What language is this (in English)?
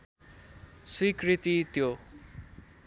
Nepali